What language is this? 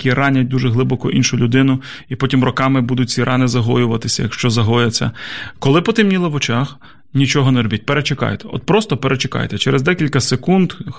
Ukrainian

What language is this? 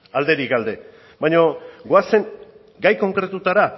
Basque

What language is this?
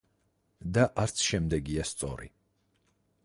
Georgian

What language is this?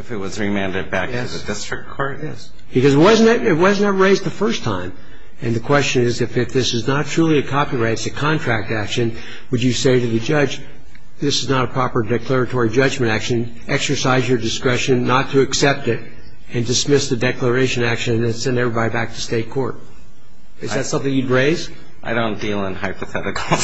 English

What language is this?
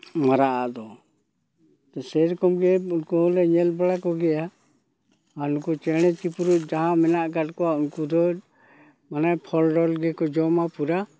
Santali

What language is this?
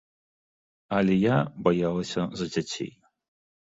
Belarusian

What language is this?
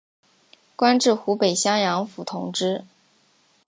Chinese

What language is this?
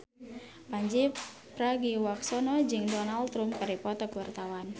Sundanese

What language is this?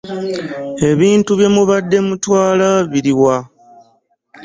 Ganda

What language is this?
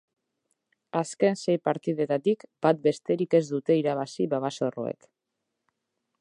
Basque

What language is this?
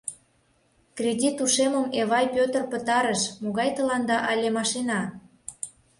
Mari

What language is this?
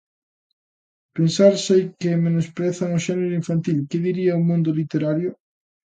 Galician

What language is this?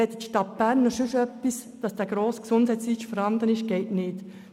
Swiss German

